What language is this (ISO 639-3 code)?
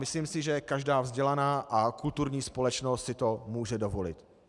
ces